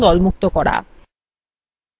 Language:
Bangla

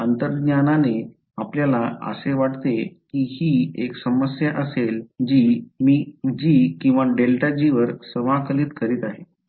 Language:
Marathi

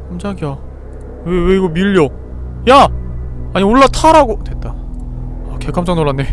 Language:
Korean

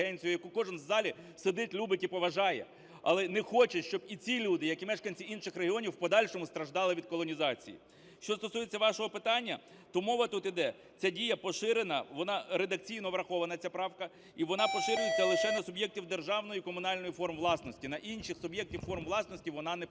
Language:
Ukrainian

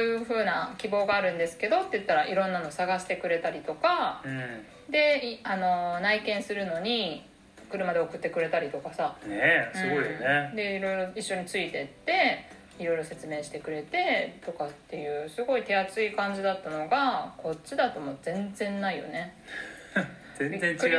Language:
Japanese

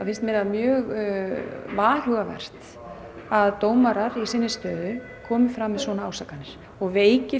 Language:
Icelandic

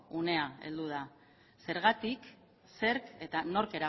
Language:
Basque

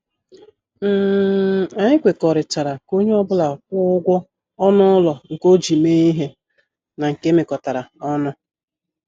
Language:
Igbo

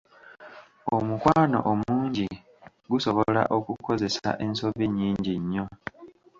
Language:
Ganda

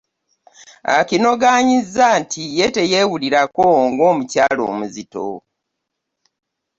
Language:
Ganda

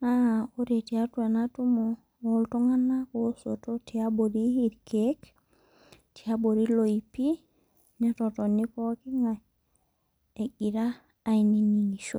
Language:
Masai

